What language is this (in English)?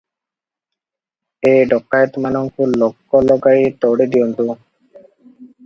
Odia